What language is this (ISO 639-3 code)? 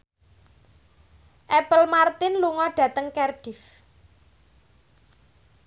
jav